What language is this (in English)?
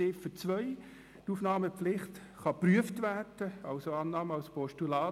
Swiss German